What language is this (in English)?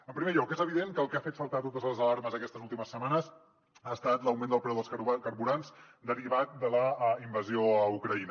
Catalan